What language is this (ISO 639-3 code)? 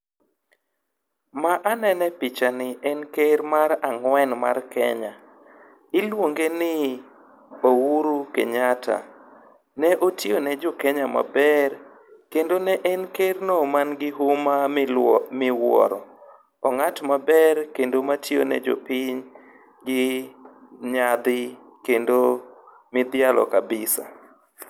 luo